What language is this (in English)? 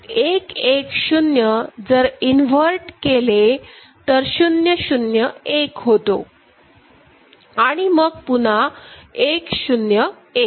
Marathi